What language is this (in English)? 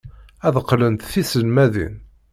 Kabyle